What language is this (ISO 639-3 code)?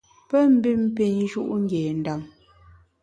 bax